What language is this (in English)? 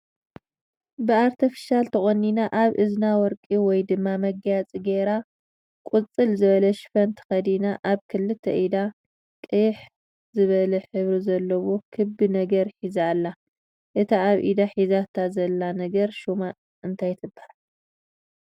Tigrinya